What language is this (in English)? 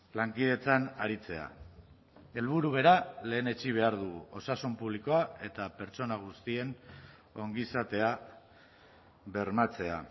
Basque